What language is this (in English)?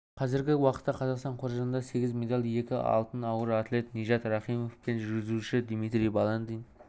Kazakh